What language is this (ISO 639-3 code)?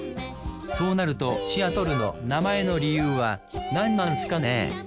jpn